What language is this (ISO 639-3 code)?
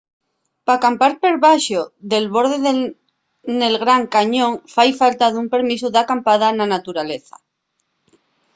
ast